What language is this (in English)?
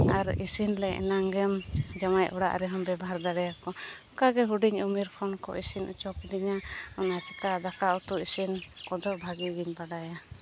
Santali